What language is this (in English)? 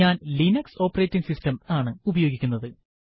Malayalam